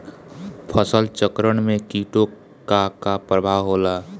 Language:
Bhojpuri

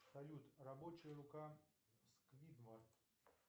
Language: Russian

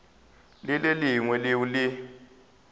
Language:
Northern Sotho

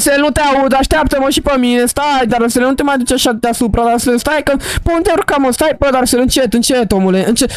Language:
Romanian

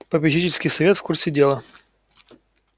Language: Russian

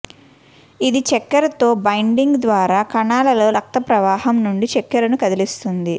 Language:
Telugu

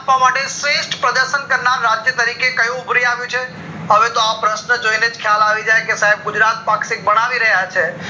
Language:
Gujarati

